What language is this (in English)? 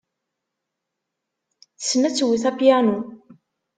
Kabyle